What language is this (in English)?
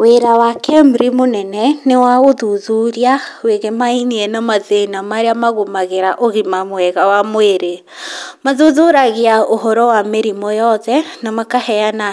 Kikuyu